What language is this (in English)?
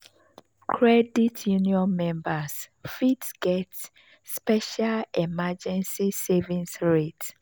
Nigerian Pidgin